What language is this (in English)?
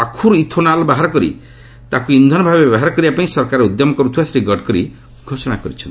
Odia